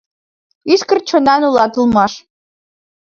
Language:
Mari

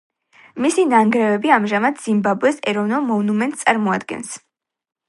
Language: Georgian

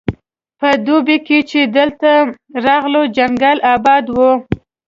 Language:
Pashto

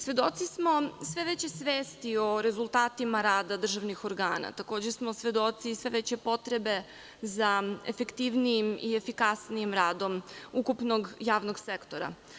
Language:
Serbian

